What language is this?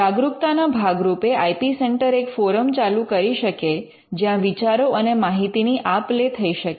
Gujarati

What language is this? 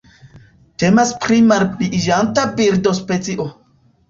Esperanto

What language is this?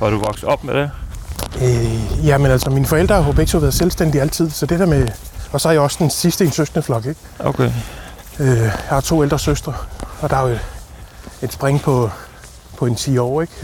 Danish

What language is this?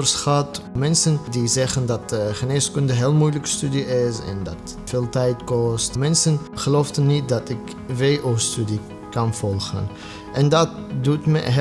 Dutch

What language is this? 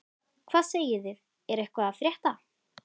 Icelandic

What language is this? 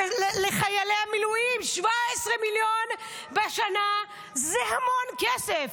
Hebrew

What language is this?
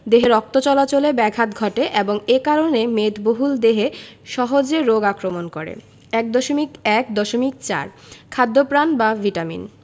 Bangla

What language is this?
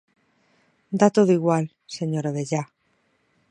Galician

